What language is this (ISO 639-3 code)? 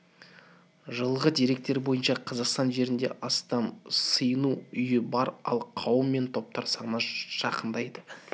kaz